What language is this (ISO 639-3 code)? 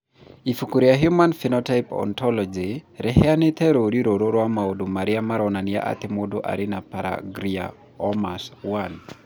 kik